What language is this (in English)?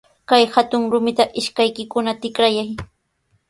Sihuas Ancash Quechua